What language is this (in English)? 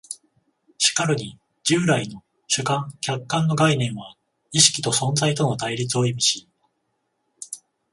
Japanese